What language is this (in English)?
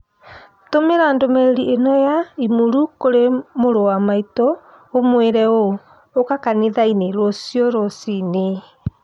Kikuyu